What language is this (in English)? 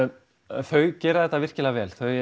Icelandic